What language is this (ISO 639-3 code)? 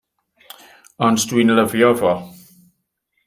cym